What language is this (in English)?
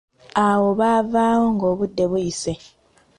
Ganda